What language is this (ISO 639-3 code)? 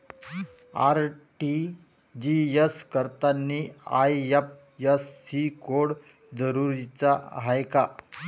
mar